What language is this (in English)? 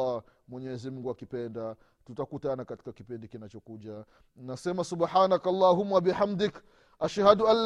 Swahili